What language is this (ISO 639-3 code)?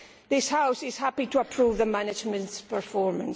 eng